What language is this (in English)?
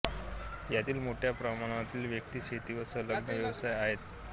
Marathi